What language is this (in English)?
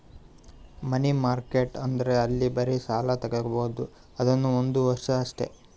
Kannada